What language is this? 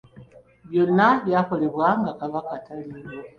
Ganda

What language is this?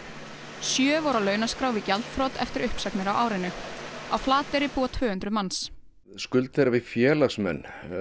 Icelandic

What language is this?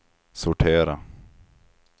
Swedish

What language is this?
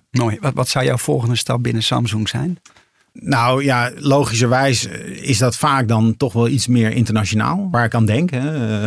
Dutch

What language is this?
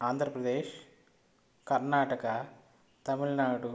Telugu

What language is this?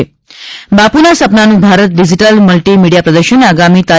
Gujarati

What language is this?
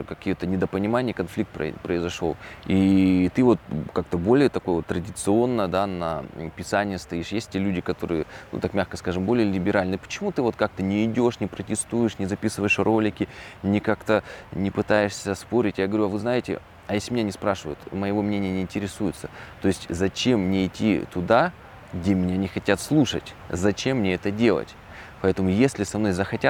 Russian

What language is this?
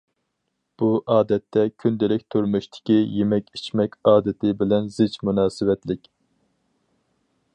Uyghur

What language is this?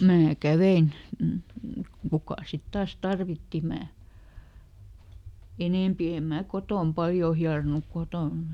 Finnish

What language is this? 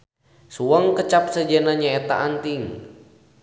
Sundanese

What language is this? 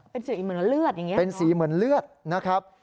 Thai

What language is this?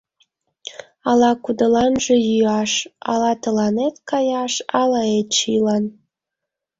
Mari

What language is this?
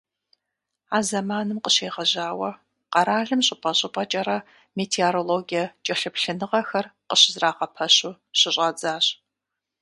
Kabardian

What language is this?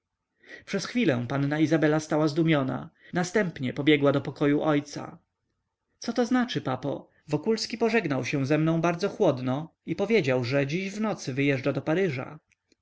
Polish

